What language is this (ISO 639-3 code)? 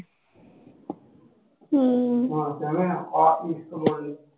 pan